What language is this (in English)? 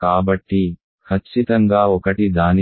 Telugu